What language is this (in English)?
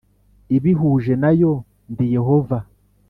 Kinyarwanda